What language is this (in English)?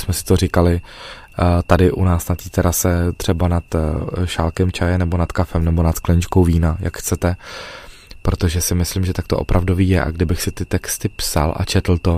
Czech